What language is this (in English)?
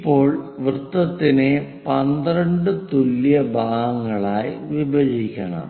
Malayalam